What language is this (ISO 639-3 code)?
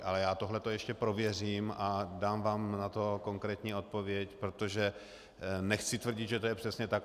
ces